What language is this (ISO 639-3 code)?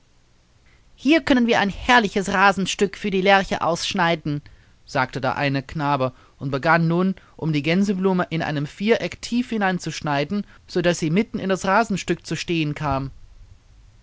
deu